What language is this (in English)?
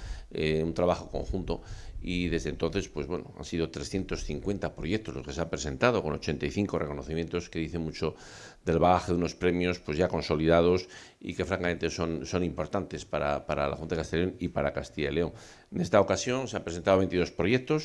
Spanish